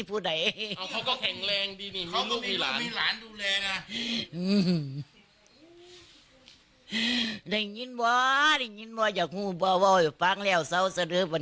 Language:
Thai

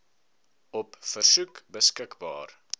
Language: Afrikaans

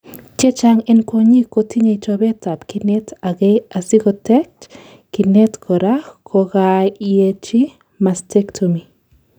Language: Kalenjin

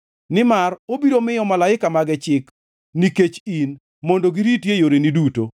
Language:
Luo (Kenya and Tanzania)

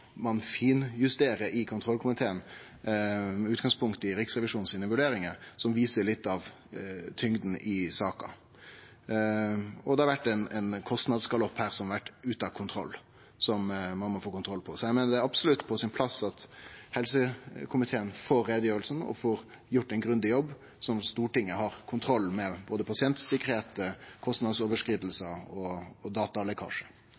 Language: Norwegian Nynorsk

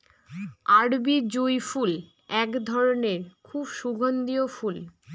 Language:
Bangla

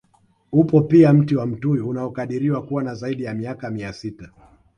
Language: Swahili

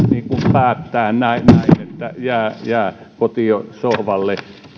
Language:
Finnish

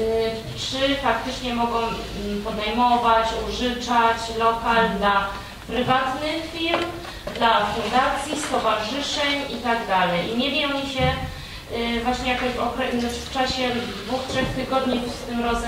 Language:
Polish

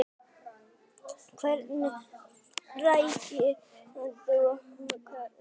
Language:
Icelandic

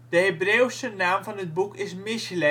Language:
Dutch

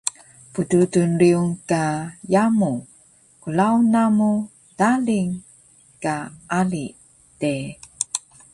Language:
Taroko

